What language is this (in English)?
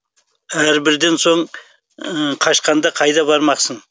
Kazakh